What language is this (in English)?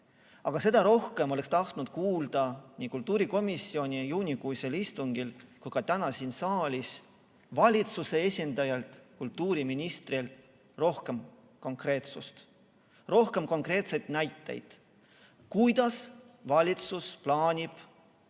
Estonian